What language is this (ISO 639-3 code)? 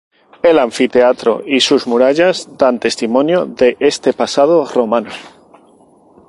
spa